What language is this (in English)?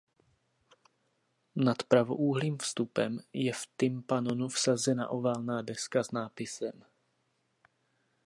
Czech